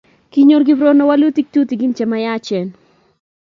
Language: Kalenjin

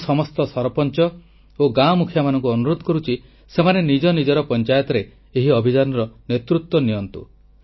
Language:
Odia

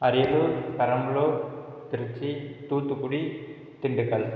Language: Tamil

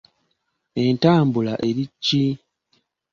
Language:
Ganda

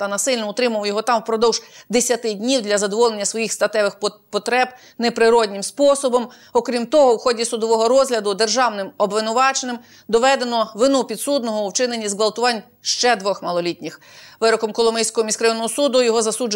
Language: Ukrainian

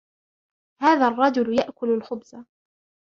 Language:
Arabic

